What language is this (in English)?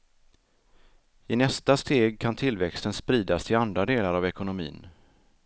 Swedish